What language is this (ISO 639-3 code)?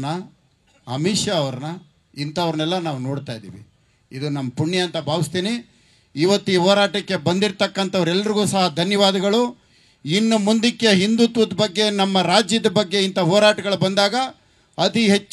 kan